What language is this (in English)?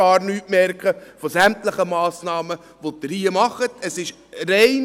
Swiss German